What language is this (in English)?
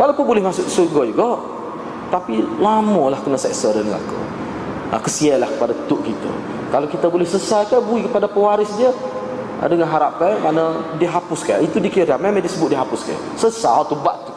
Malay